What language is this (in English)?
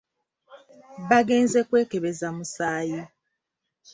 Ganda